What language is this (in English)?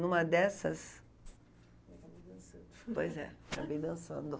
Portuguese